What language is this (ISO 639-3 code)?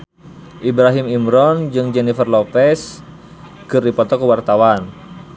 sun